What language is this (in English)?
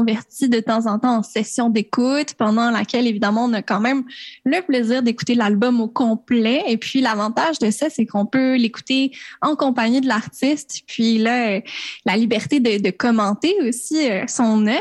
French